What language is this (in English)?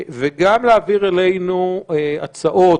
Hebrew